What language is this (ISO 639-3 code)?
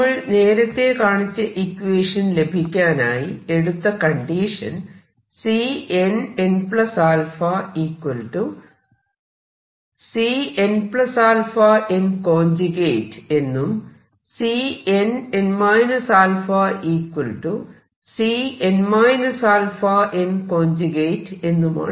mal